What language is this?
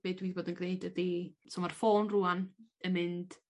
Welsh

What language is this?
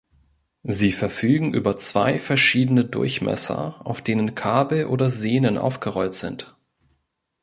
German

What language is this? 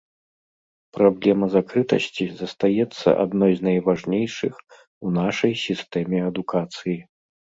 Belarusian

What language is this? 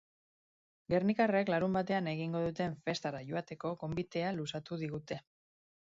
Basque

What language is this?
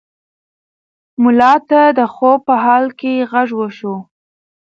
Pashto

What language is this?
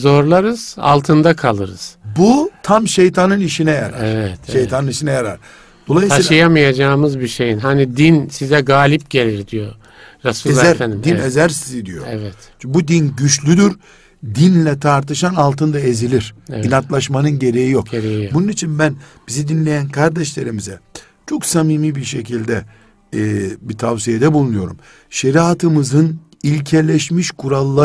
Turkish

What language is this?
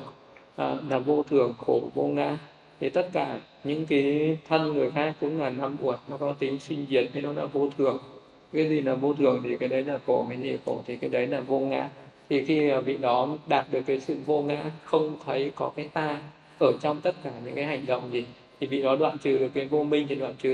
Vietnamese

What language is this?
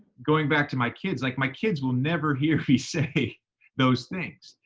English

